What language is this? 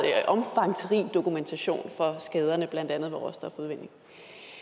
Danish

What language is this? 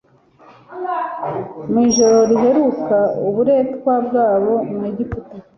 Kinyarwanda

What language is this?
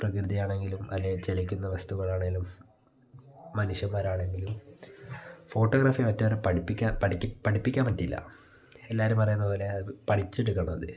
Malayalam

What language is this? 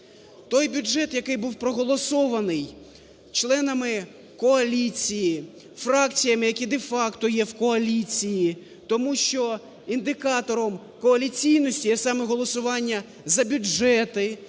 Ukrainian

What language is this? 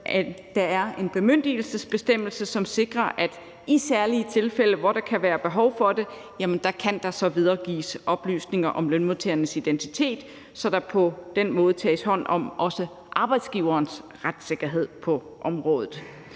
Danish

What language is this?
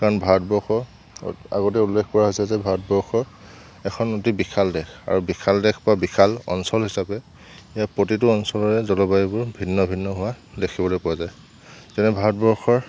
Assamese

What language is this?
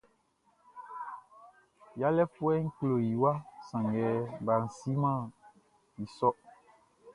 Baoulé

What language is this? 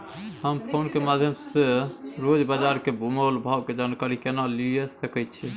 Maithili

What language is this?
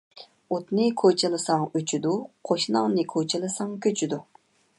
Uyghur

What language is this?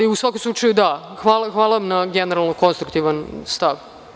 Serbian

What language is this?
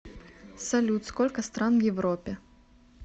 Russian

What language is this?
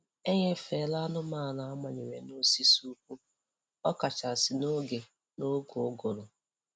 Igbo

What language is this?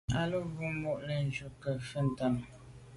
Medumba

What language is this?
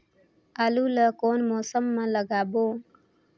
Chhattisgarhi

